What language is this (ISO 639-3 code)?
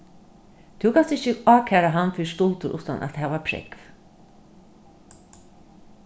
fao